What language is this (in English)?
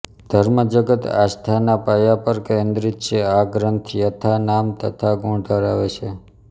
Gujarati